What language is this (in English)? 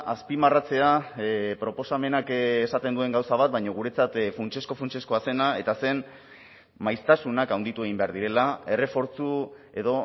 Basque